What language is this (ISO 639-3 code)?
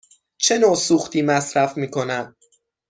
fas